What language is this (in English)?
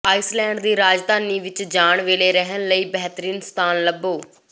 Punjabi